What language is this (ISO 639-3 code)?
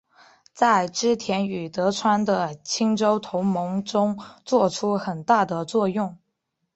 zho